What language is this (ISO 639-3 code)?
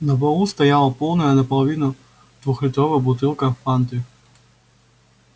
rus